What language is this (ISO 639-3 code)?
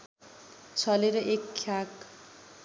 nep